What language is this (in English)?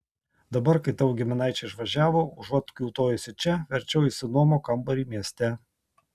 Lithuanian